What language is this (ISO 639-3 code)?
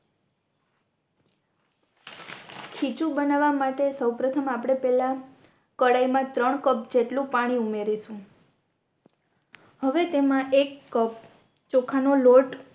guj